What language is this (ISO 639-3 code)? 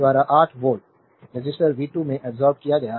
hin